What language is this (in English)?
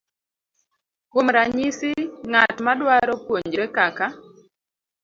Luo (Kenya and Tanzania)